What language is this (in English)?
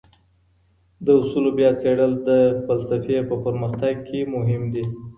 Pashto